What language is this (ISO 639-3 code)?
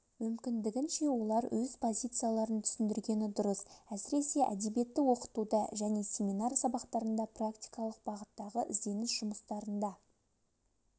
kaz